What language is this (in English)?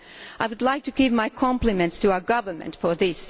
English